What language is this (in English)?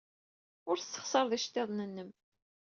Kabyle